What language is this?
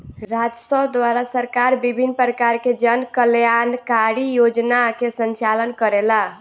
Bhojpuri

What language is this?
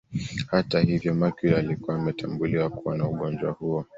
Swahili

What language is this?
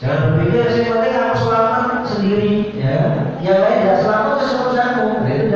Indonesian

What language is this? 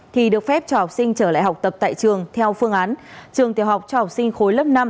Vietnamese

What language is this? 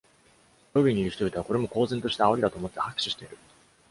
Japanese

